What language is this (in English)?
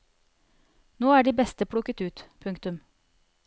Norwegian